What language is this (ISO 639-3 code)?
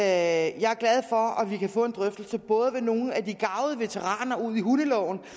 dan